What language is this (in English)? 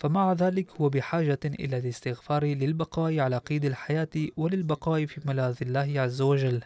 Arabic